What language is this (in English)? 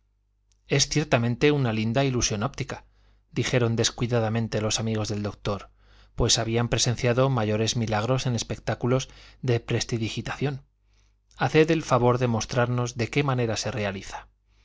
Spanish